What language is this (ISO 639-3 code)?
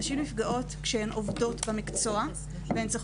heb